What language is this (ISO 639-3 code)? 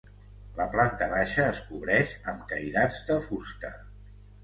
cat